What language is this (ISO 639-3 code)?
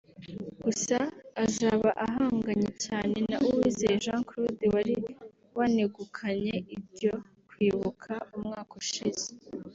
kin